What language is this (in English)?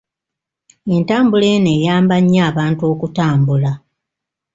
Ganda